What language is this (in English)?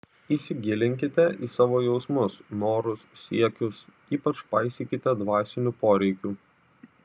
Lithuanian